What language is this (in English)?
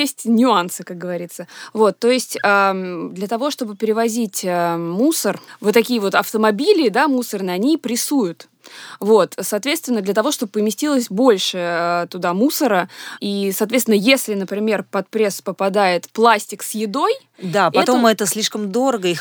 Russian